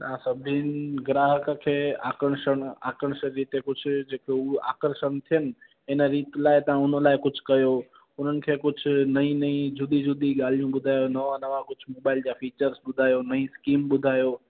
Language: Sindhi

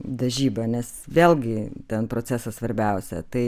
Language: Lithuanian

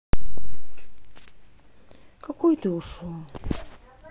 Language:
Russian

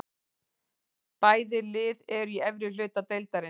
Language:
Icelandic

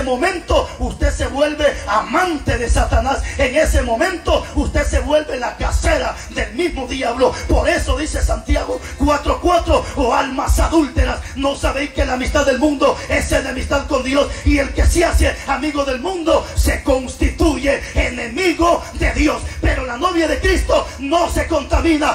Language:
Spanish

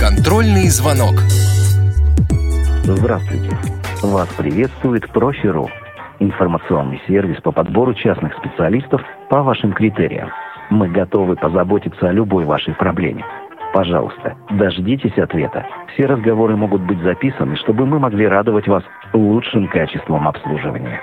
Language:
Russian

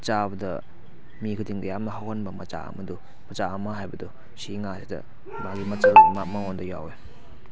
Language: Manipuri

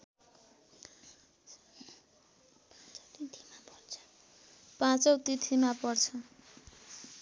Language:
Nepali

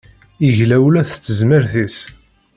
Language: Kabyle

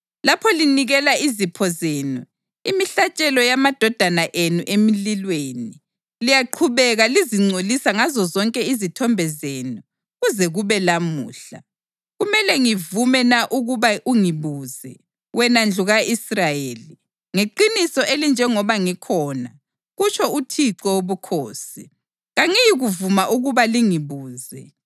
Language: North Ndebele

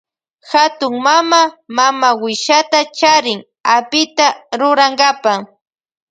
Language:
Loja Highland Quichua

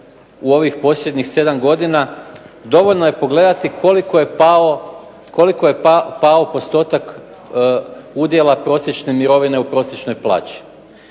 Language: Croatian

